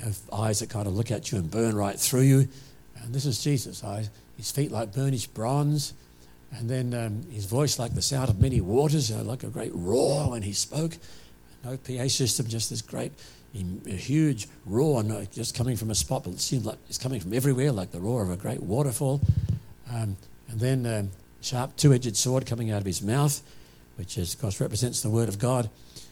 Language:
English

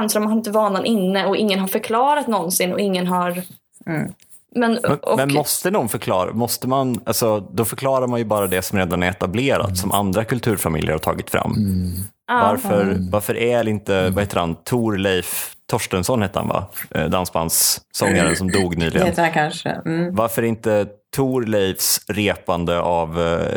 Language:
Swedish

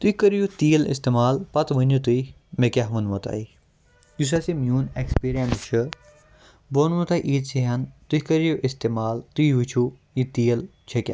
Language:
Kashmiri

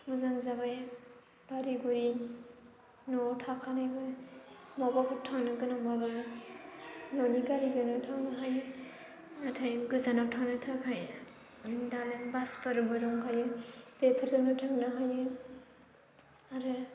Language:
Bodo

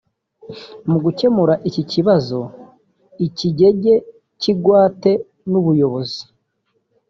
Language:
Kinyarwanda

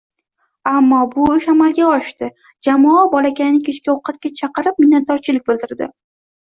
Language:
Uzbek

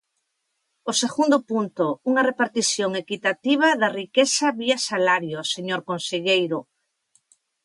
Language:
Galician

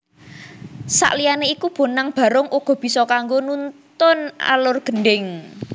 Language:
Javanese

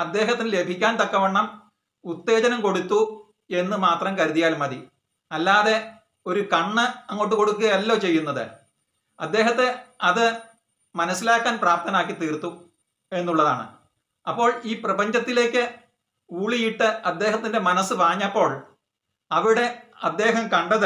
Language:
Malayalam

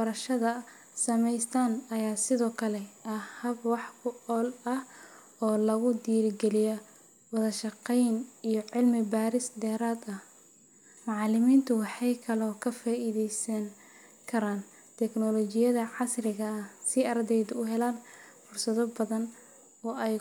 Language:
Somali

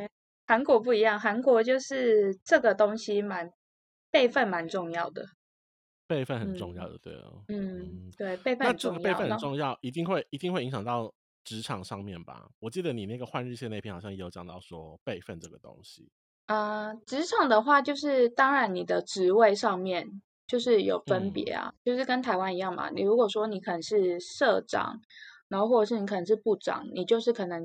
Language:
Chinese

